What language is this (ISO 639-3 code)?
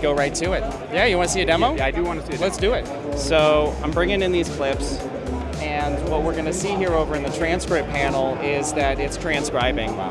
eng